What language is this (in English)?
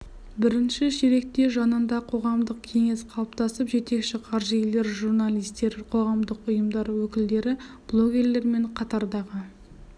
Kazakh